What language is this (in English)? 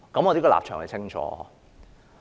Cantonese